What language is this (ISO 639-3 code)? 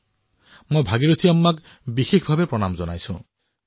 asm